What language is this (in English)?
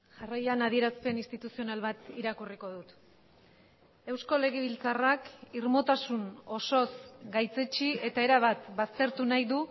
Basque